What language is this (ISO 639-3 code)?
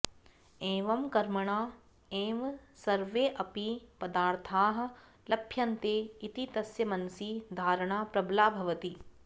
san